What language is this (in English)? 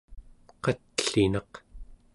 Central Yupik